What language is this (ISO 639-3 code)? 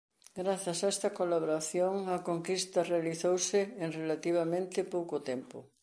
glg